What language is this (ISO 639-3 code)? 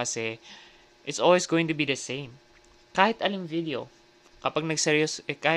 fil